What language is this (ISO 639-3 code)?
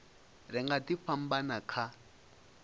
ven